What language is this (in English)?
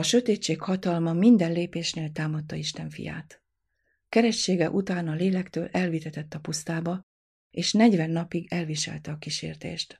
Hungarian